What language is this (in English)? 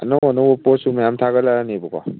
Manipuri